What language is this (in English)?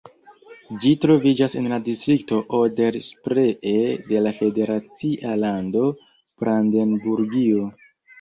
Esperanto